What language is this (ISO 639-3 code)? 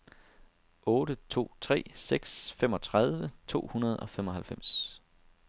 dan